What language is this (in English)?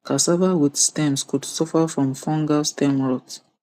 Nigerian Pidgin